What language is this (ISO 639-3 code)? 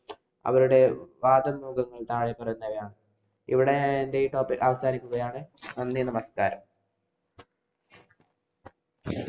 mal